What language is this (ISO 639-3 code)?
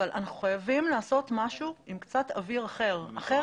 heb